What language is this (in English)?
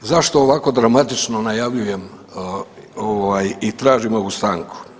Croatian